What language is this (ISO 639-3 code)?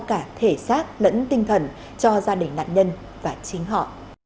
vie